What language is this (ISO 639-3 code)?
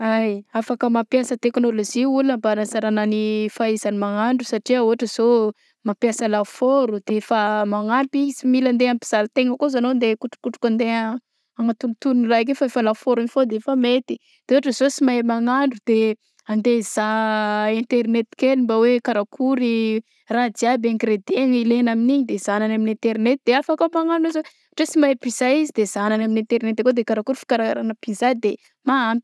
bzc